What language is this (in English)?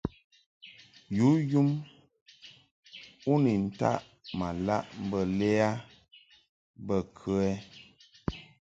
Mungaka